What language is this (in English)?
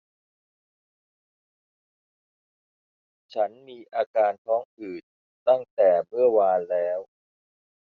Thai